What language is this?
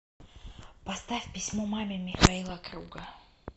Russian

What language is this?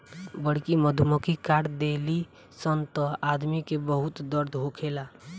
Bhojpuri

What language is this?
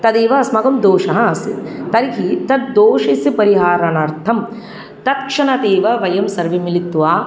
Sanskrit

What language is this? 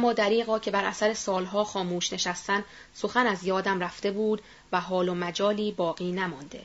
Persian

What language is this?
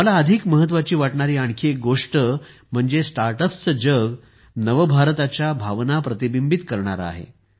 Marathi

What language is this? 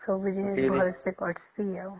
Odia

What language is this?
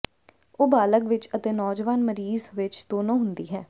Punjabi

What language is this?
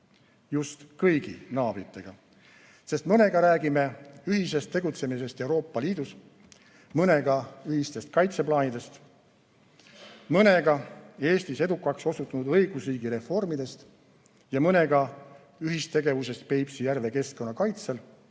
Estonian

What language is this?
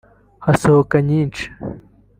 Kinyarwanda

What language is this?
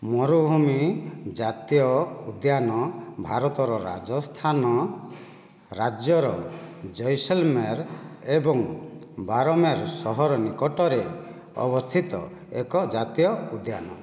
Odia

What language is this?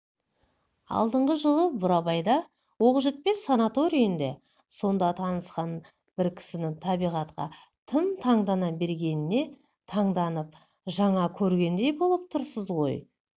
Kazakh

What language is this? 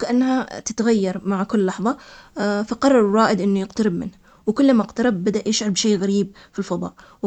Omani Arabic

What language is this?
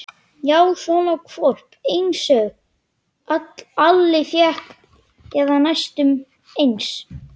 Icelandic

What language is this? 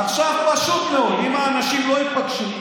Hebrew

